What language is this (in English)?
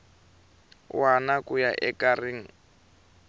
Tsonga